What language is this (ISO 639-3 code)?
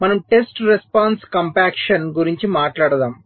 tel